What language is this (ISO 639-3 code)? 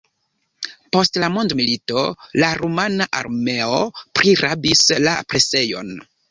epo